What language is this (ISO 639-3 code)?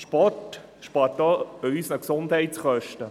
gsw